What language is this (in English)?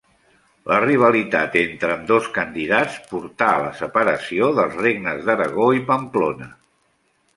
Catalan